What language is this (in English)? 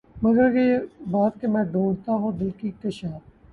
Urdu